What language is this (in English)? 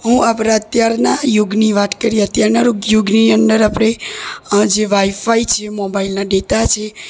Gujarati